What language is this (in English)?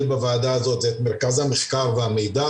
Hebrew